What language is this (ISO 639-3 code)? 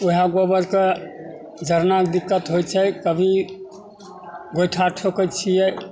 mai